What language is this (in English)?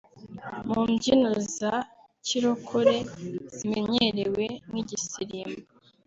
Kinyarwanda